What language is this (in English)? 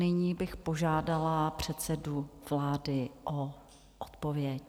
Czech